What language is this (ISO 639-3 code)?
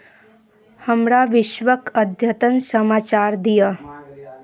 mai